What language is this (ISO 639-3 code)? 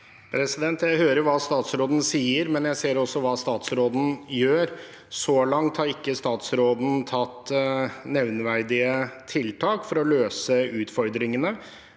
nor